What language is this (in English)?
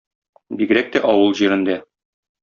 Tatar